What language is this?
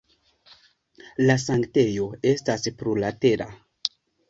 Esperanto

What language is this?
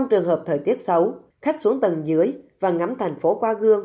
Vietnamese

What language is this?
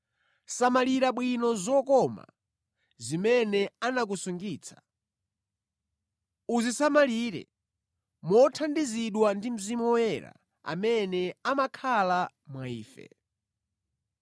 Nyanja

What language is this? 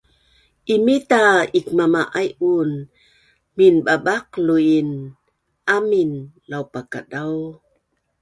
Bunun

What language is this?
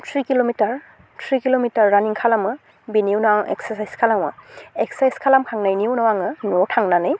Bodo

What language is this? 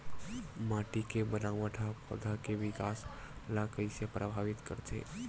Chhattisgarhi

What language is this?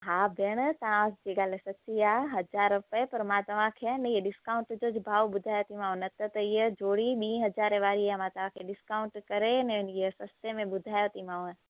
Sindhi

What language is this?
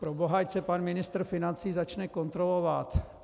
Czech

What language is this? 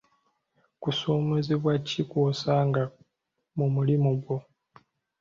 Ganda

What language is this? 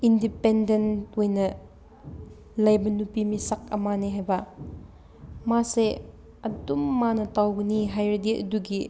Manipuri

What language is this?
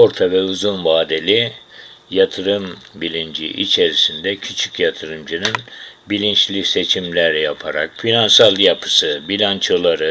Turkish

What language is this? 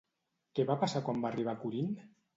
Catalan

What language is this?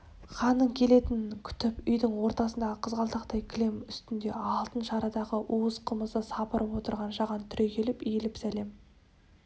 Kazakh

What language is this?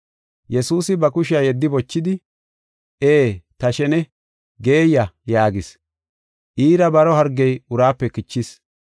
Gofa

